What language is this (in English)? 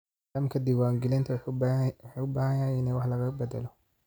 Somali